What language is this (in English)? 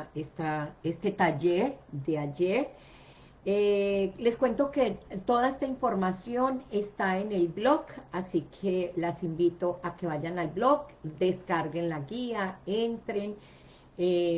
Spanish